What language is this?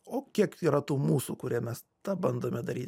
Lithuanian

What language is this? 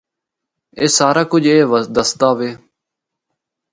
Northern Hindko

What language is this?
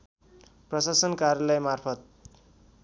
Nepali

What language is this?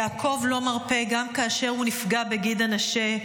Hebrew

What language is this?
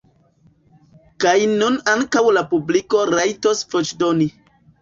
Esperanto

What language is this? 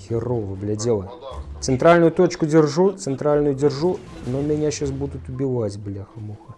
Russian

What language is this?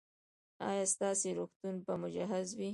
Pashto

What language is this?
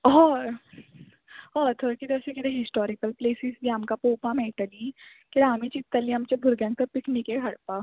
Konkani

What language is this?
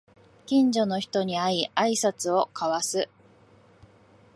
Japanese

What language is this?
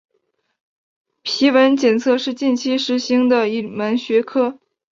Chinese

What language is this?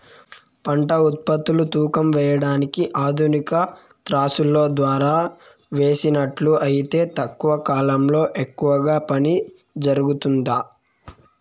Telugu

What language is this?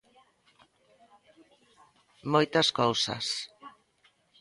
Galician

